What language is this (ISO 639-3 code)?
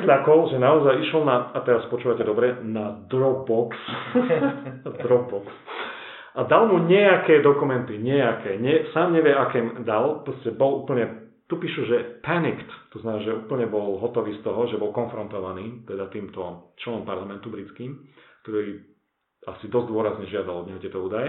slk